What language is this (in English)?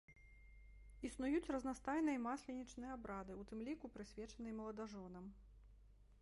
Belarusian